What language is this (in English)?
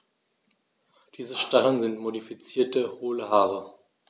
German